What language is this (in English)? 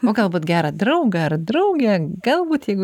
Lithuanian